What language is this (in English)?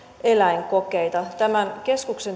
Finnish